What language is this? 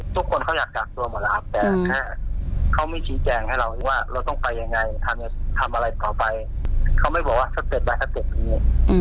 Thai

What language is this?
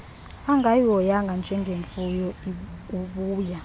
Xhosa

